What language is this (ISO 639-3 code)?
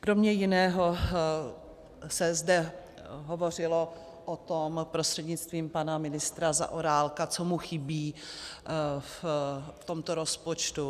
ces